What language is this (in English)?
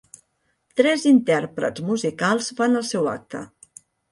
Catalan